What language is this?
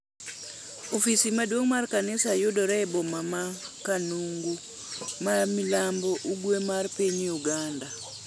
Luo (Kenya and Tanzania)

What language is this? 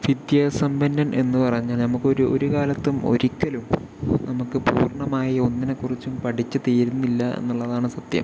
Malayalam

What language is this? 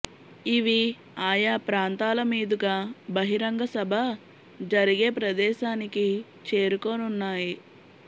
Telugu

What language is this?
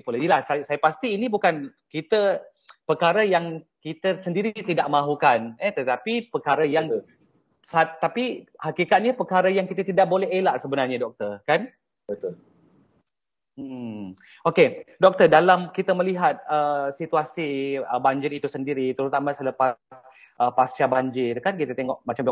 Malay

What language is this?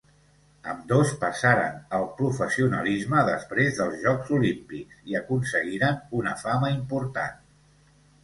Catalan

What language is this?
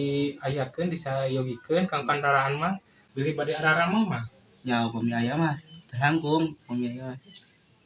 Indonesian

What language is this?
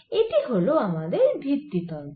Bangla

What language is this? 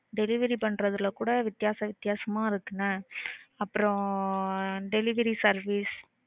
Tamil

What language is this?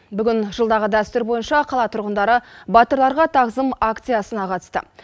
Kazakh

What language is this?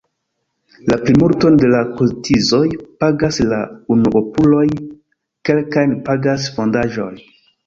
Esperanto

